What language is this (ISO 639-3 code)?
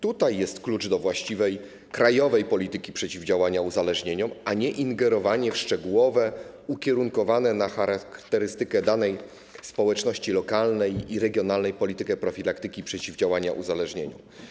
pol